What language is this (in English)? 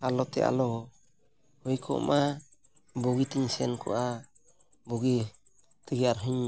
Santali